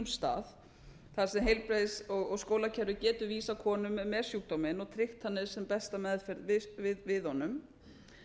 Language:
Icelandic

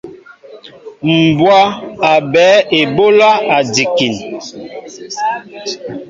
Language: Mbo (Cameroon)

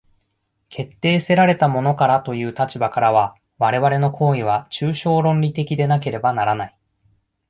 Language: Japanese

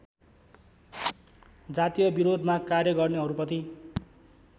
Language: Nepali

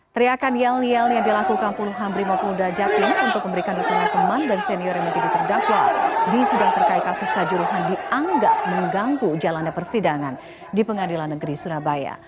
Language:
Indonesian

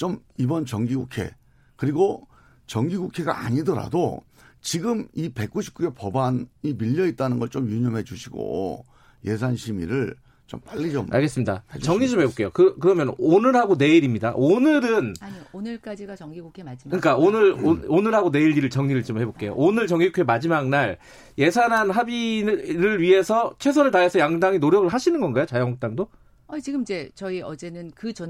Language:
Korean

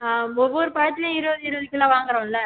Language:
Tamil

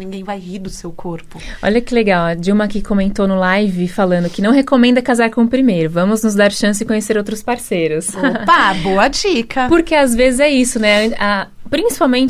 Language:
Portuguese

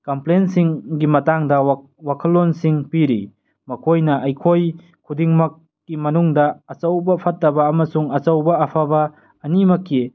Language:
Manipuri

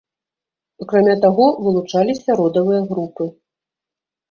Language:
Belarusian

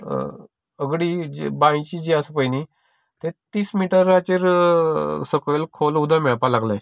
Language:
Konkani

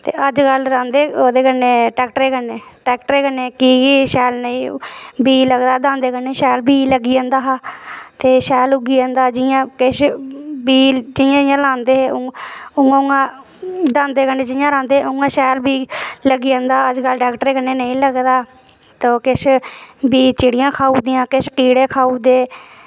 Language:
Dogri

